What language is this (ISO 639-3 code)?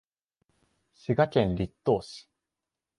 jpn